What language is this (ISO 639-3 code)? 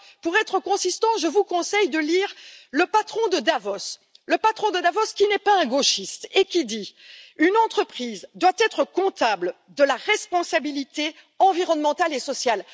fra